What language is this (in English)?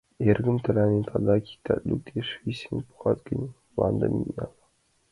Mari